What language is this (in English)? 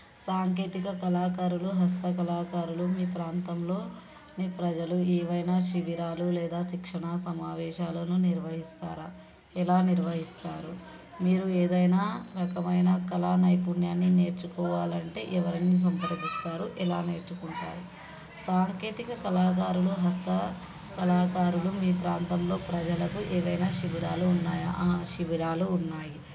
Telugu